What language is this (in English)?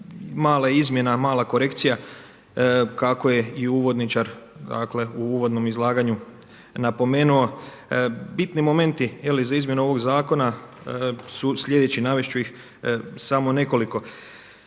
Croatian